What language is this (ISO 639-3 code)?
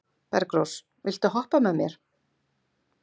isl